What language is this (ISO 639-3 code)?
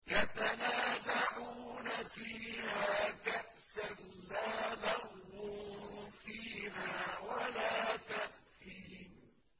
ara